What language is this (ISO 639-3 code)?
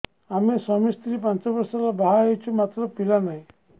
ori